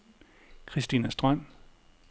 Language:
Danish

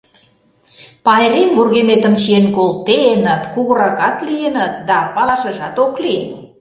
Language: Mari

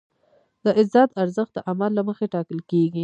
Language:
Pashto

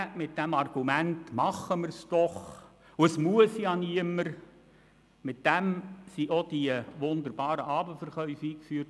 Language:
Swiss German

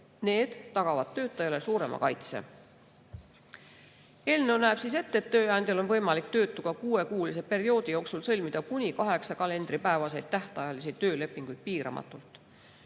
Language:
Estonian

